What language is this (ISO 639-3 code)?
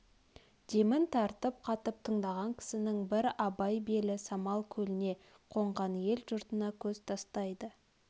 kaz